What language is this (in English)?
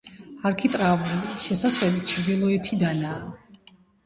Georgian